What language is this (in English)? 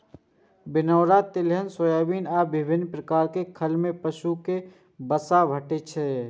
Maithili